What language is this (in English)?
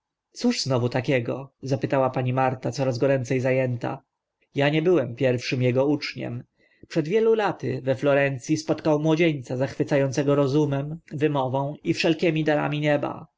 Polish